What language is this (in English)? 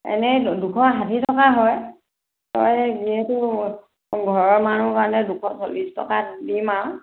Assamese